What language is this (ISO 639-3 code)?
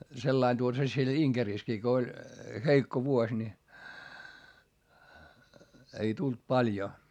fin